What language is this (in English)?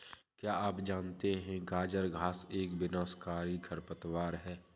Hindi